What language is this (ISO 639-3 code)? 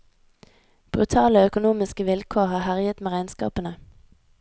nor